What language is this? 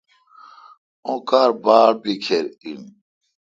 Kalkoti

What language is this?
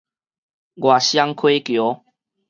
Min Nan Chinese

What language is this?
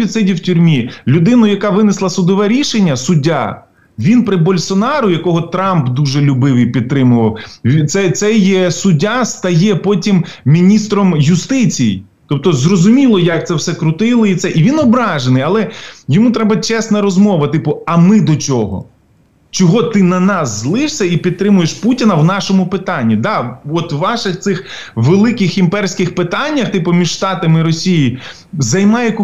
Ukrainian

